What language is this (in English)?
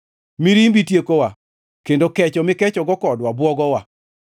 Luo (Kenya and Tanzania)